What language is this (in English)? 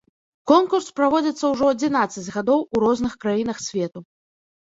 Belarusian